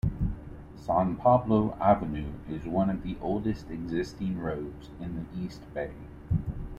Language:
English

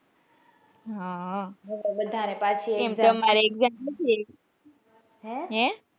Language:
Gujarati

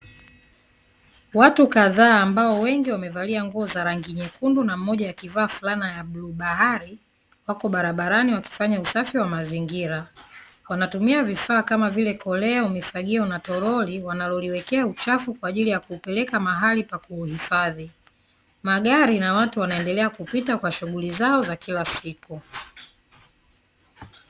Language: Swahili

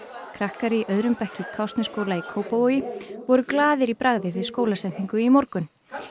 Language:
Icelandic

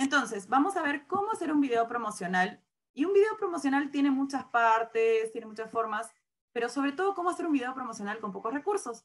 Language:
Spanish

